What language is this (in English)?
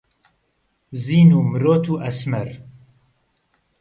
Central Kurdish